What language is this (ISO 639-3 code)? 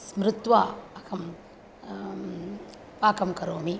san